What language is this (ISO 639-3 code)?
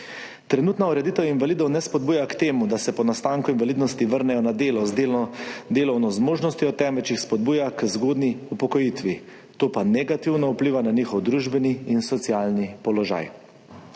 slv